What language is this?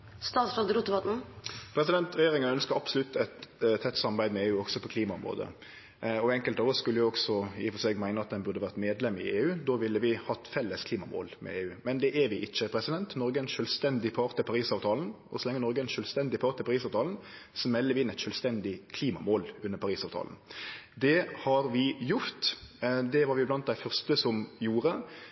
Norwegian Nynorsk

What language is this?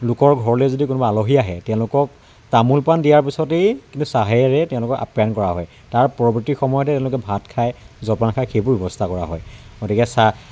Assamese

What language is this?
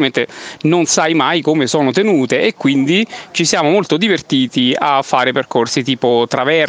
Italian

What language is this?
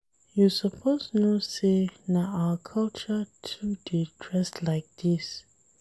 Nigerian Pidgin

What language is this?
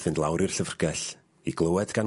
Welsh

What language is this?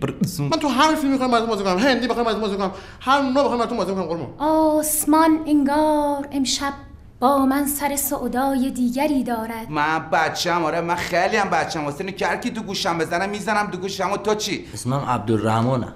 Persian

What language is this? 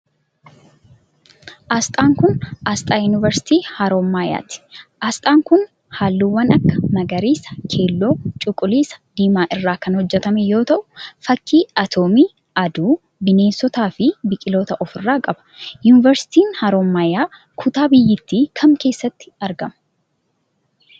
Oromo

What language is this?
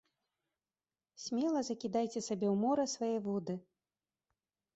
Belarusian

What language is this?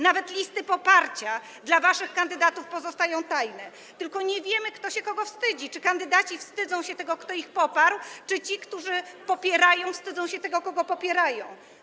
Polish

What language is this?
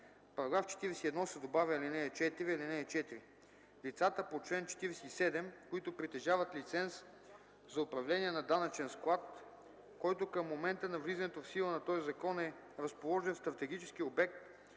Bulgarian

